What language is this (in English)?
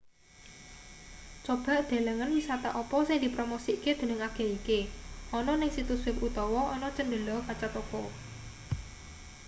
Javanese